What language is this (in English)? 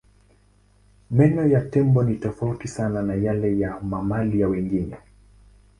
Swahili